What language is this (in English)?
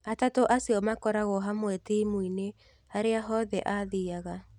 Kikuyu